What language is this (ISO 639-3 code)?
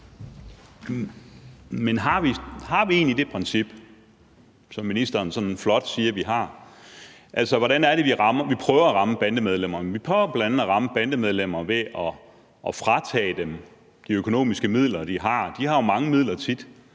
dan